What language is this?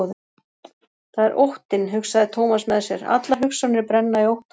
Icelandic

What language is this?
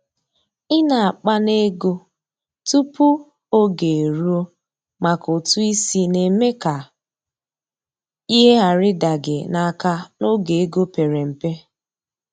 Igbo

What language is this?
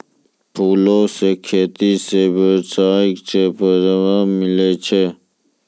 Maithili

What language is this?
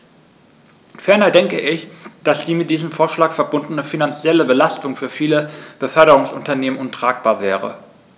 German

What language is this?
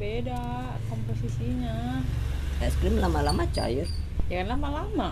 Indonesian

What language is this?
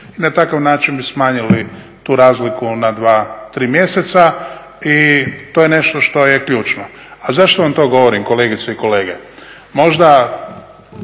Croatian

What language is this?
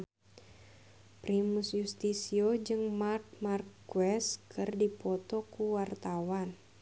Sundanese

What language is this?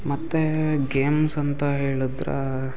Kannada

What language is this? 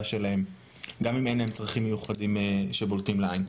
Hebrew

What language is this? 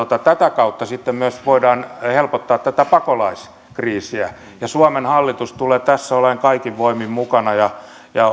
Finnish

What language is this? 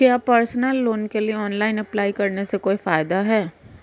Hindi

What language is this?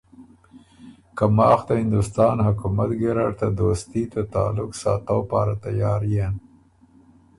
Ormuri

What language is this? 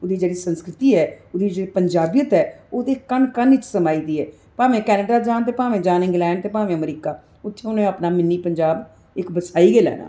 Dogri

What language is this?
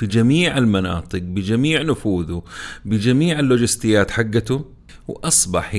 Arabic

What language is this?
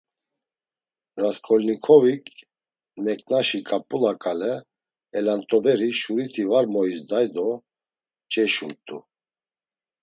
Laz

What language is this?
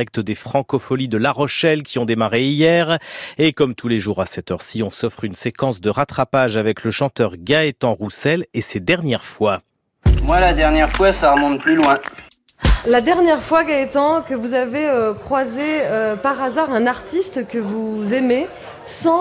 French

